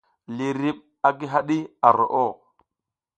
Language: South Giziga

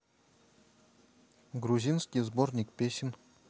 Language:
Russian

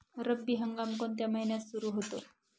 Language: Marathi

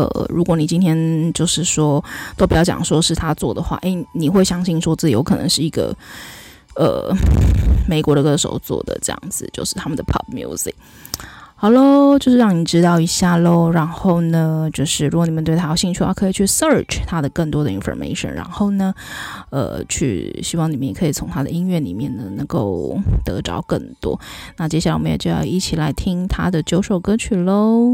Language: Chinese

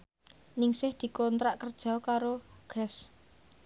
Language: Javanese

